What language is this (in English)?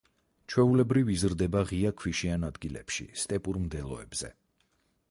Georgian